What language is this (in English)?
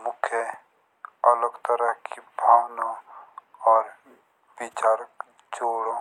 Jaunsari